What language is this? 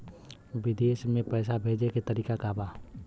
Bhojpuri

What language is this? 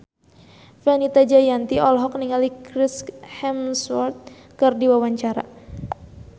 Sundanese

